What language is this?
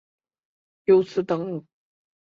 Chinese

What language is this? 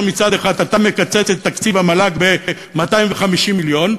Hebrew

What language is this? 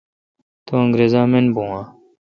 Kalkoti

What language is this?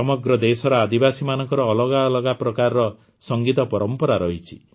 Odia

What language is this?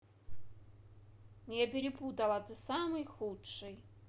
Russian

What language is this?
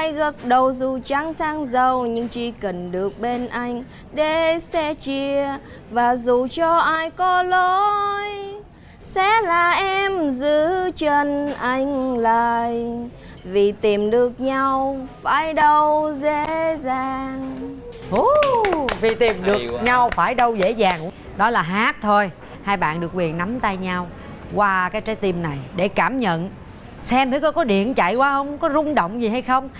Vietnamese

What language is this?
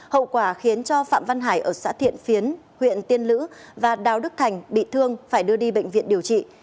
Vietnamese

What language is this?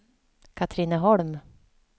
Swedish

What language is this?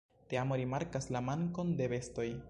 Esperanto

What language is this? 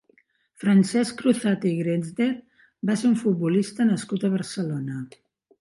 Catalan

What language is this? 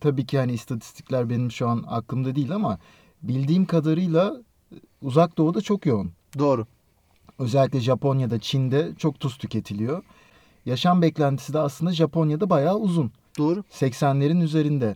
Turkish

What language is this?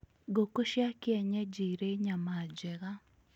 Kikuyu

